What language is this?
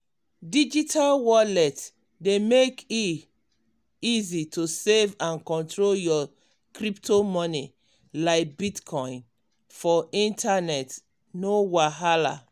Nigerian Pidgin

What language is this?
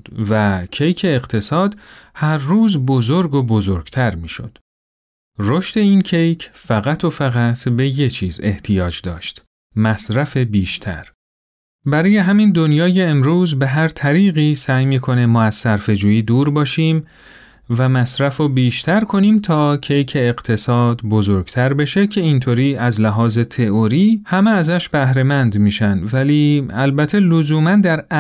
Persian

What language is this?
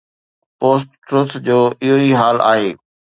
Sindhi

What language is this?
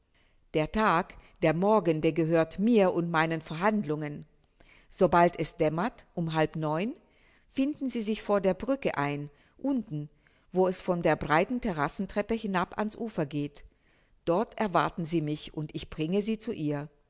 German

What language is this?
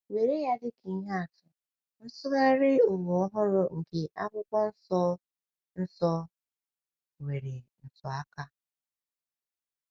Igbo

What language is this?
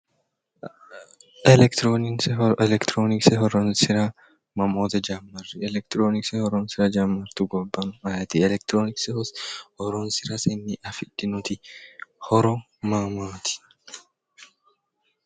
Sidamo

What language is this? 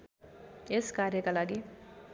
Nepali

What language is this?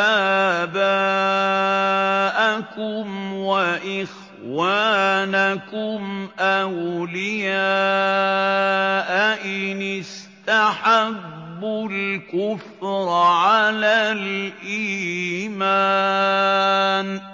Arabic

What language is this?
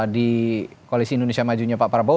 Indonesian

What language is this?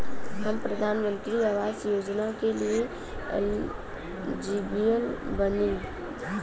Bhojpuri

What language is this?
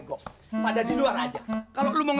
Indonesian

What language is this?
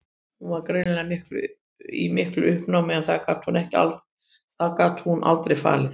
Icelandic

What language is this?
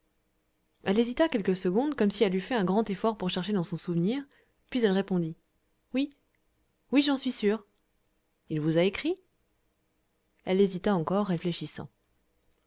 French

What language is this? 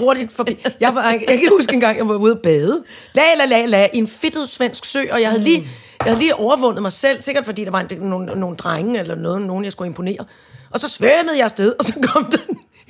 Danish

